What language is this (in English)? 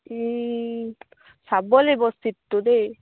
Assamese